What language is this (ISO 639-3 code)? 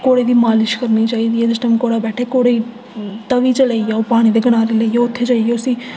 doi